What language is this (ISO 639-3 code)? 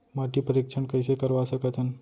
hne